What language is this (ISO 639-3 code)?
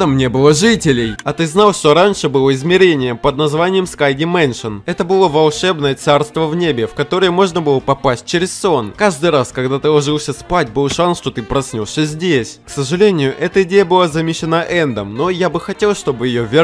rus